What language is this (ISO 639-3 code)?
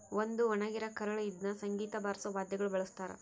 kan